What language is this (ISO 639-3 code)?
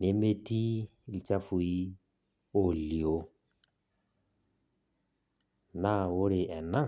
mas